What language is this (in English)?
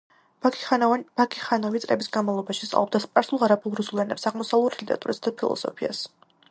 Georgian